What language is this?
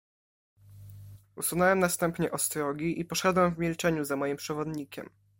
Polish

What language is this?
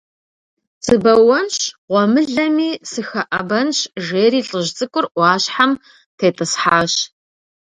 Kabardian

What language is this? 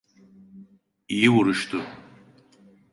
Turkish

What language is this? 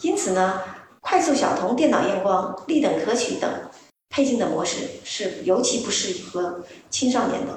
Chinese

